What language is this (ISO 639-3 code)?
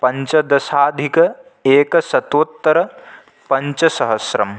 san